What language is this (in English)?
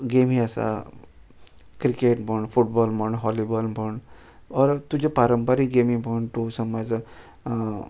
Konkani